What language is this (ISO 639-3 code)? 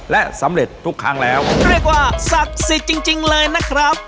tha